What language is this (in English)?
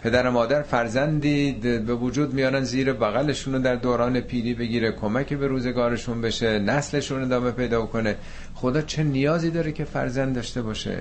Persian